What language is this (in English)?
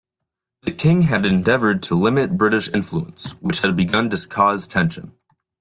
English